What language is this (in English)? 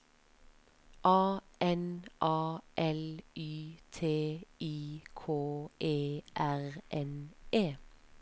Norwegian